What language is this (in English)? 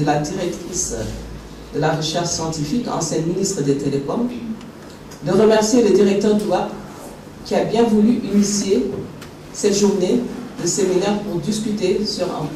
French